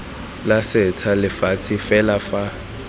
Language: Tswana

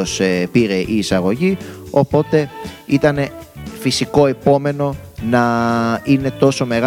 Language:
Greek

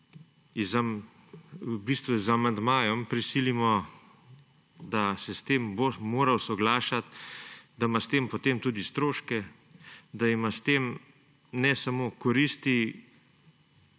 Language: Slovenian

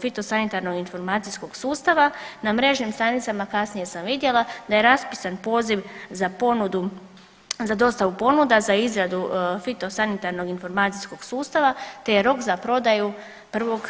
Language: Croatian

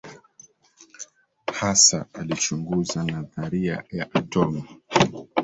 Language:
Swahili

